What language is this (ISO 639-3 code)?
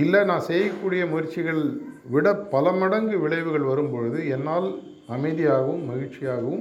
tam